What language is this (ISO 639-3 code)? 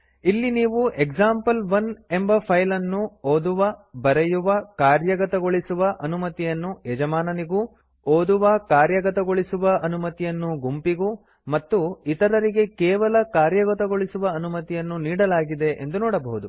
kan